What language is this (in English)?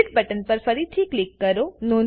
Gujarati